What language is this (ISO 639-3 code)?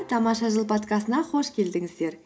kaz